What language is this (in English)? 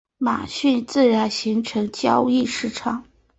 Chinese